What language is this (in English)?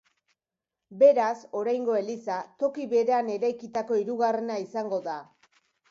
Basque